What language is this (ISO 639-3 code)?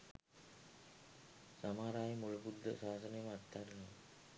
sin